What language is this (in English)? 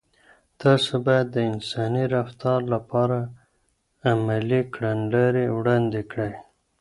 Pashto